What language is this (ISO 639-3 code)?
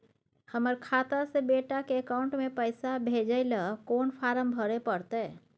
mai